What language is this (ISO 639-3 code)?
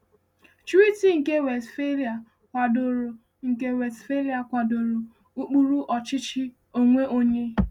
ibo